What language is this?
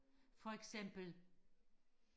Danish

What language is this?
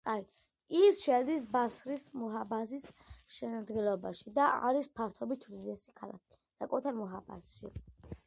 Georgian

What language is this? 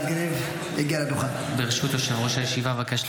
Hebrew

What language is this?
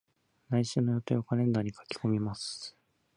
Japanese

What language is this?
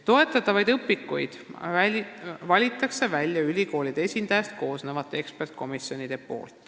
Estonian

